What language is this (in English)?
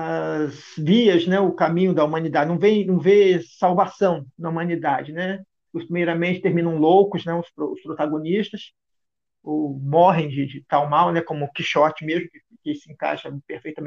Portuguese